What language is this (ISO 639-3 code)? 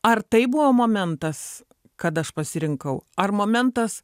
lit